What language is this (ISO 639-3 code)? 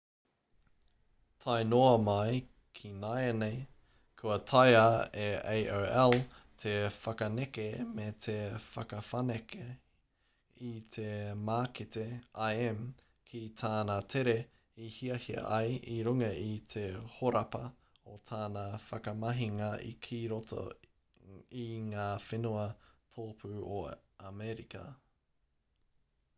mri